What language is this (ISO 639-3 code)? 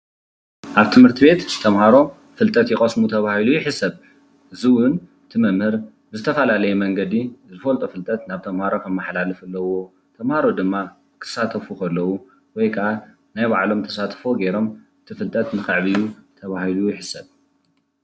tir